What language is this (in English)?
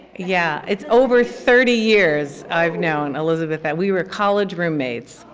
English